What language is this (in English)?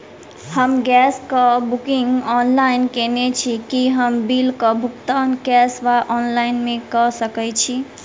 Maithili